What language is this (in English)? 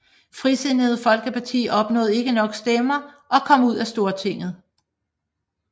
Danish